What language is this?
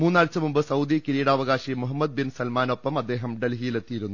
Malayalam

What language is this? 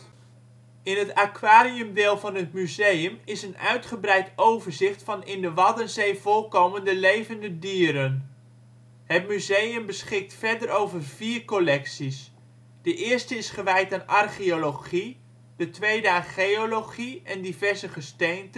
Dutch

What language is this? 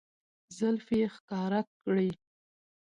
Pashto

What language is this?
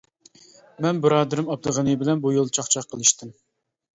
Uyghur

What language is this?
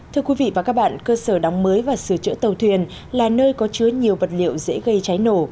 Vietnamese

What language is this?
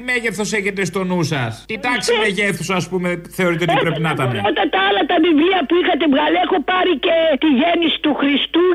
Greek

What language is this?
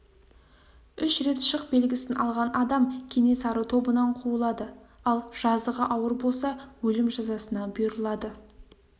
Kazakh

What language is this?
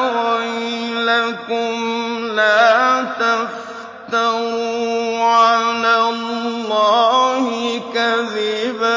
Arabic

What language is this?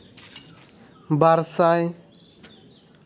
Santali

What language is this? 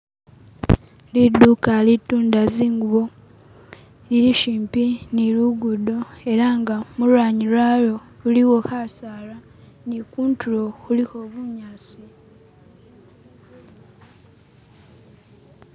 Masaaba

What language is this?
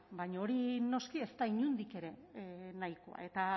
Basque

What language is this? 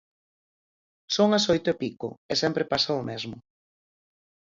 Galician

